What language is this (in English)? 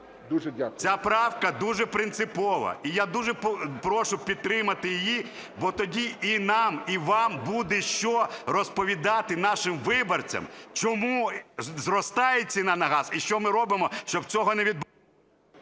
Ukrainian